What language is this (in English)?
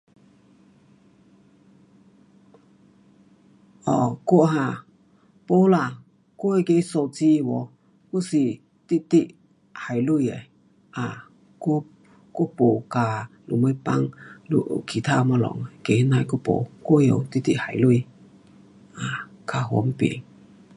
Pu-Xian Chinese